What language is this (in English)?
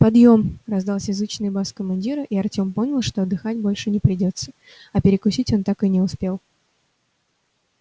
Russian